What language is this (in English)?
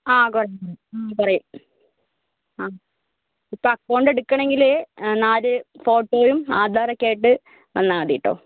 Malayalam